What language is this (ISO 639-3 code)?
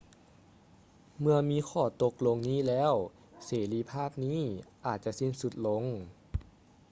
lao